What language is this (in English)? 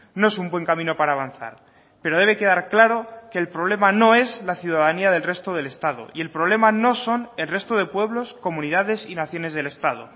Spanish